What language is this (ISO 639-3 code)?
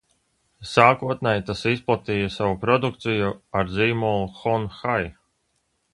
lav